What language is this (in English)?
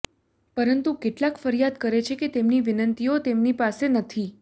Gujarati